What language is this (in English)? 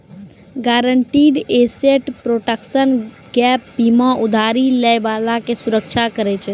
Maithili